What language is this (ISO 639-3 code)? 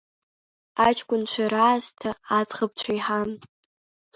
abk